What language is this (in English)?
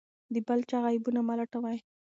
Pashto